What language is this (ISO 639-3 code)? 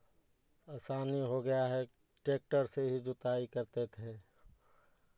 hin